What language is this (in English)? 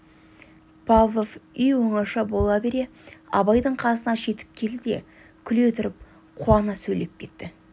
Kazakh